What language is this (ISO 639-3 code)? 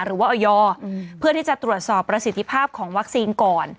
tha